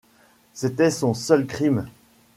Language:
French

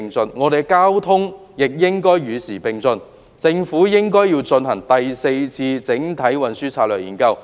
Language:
Cantonese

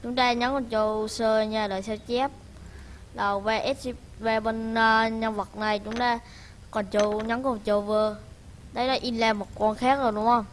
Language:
Vietnamese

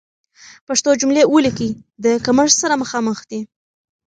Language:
Pashto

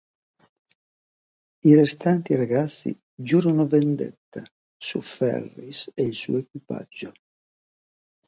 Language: Italian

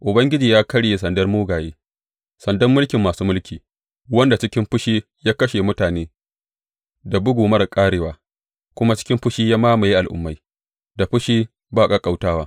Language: Hausa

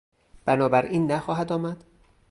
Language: Persian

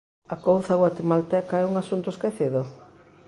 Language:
Galician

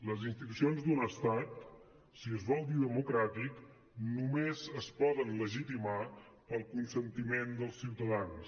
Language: Catalan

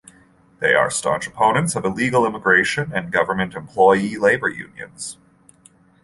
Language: English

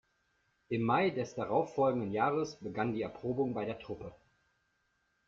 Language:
German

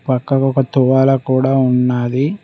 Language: Telugu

